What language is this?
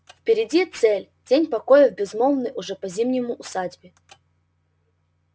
Russian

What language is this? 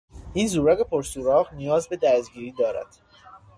Persian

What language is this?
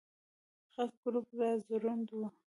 Pashto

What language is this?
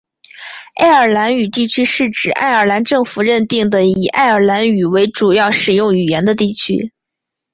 Chinese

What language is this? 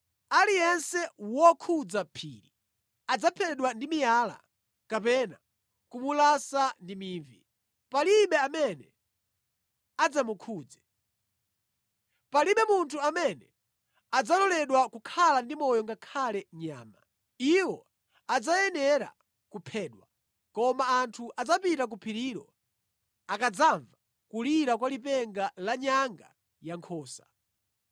Nyanja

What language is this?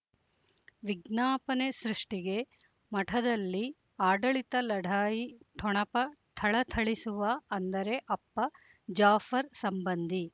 Kannada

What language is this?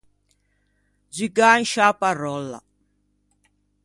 Ligurian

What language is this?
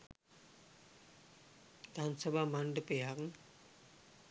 Sinhala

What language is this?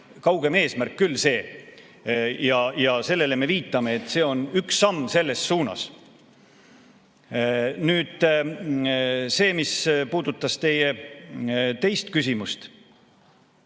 Estonian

